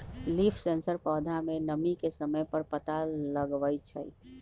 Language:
Magahi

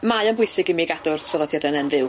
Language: Welsh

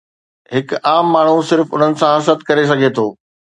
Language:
Sindhi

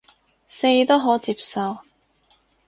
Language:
Cantonese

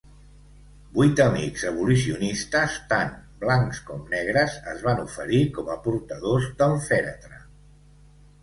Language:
Catalan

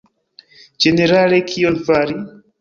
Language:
Esperanto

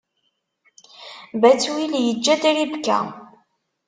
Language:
Kabyle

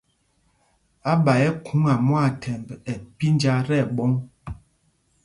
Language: Mpumpong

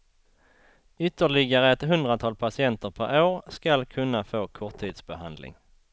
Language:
Swedish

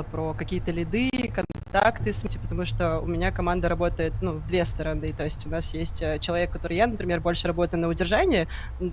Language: Russian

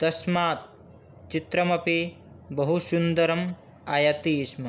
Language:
Sanskrit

